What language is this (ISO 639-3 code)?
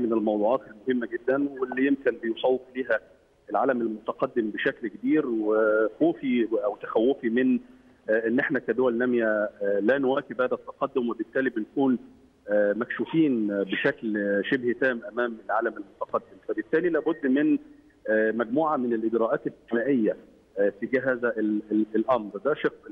ara